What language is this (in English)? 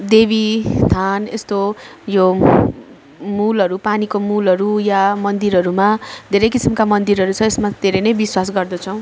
Nepali